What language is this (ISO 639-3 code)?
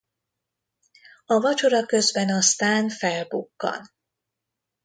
hun